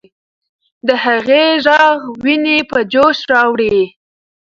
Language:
Pashto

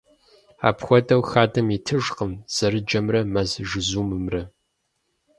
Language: Kabardian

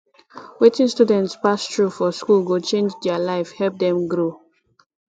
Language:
Nigerian Pidgin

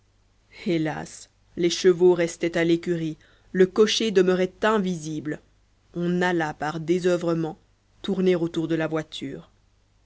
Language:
French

